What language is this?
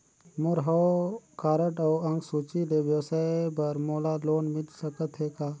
Chhattisgarhi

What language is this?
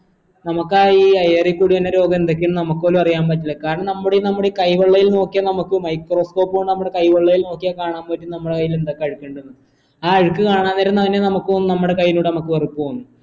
Malayalam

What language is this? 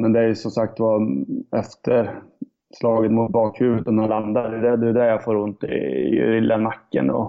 Swedish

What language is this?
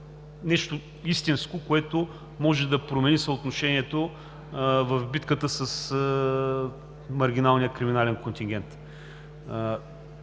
Bulgarian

